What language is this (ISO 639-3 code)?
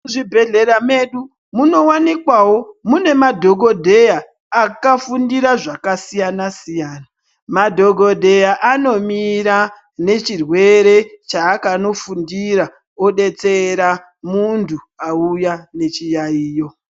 ndc